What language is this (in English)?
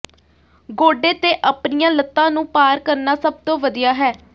Punjabi